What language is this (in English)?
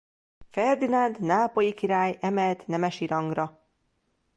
Hungarian